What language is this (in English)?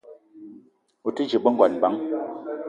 Eton (Cameroon)